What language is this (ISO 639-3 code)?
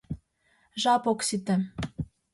chm